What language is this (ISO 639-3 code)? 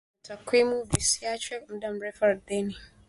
swa